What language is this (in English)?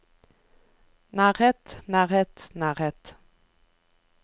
Norwegian